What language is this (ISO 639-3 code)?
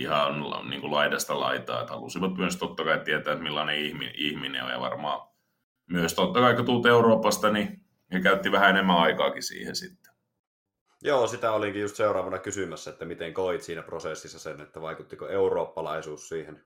fin